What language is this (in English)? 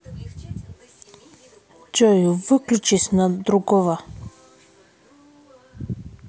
Russian